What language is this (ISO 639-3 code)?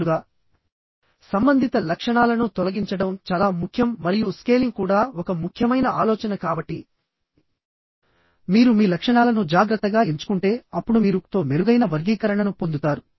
tel